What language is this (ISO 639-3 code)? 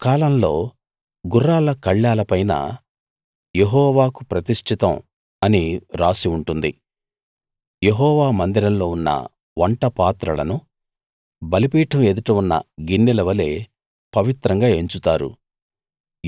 tel